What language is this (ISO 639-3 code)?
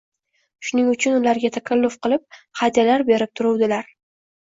uzb